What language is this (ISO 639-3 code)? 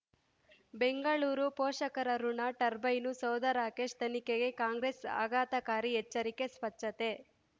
kan